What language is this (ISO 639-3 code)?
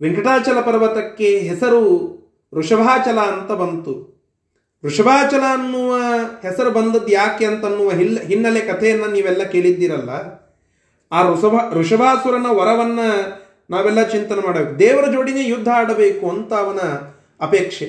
kan